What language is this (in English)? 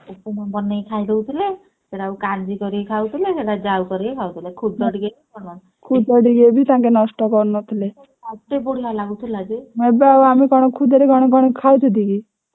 Odia